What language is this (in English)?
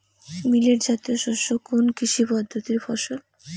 Bangla